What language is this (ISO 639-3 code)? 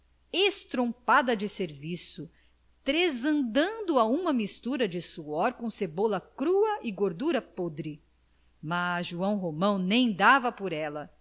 por